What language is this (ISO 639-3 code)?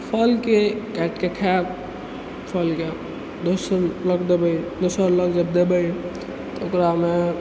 mai